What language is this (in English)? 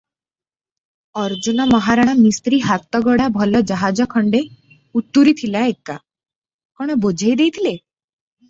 Odia